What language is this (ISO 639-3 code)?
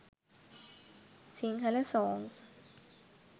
sin